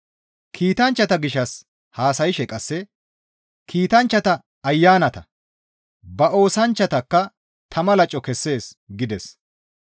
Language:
Gamo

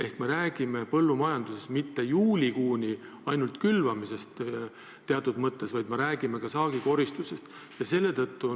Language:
Estonian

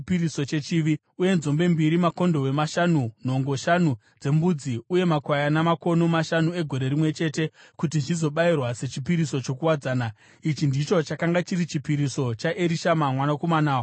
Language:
Shona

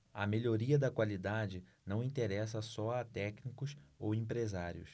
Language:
Portuguese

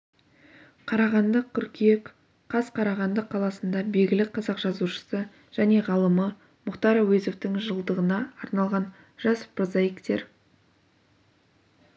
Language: Kazakh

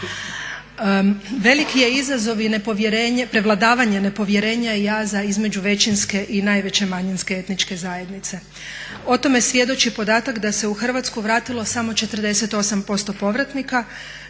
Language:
Croatian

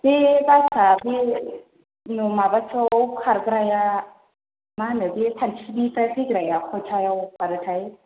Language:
Bodo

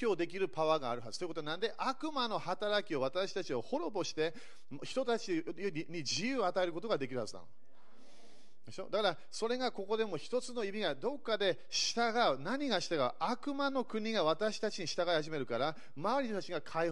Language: Japanese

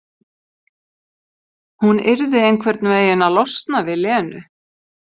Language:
Icelandic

